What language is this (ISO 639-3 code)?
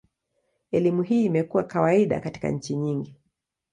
swa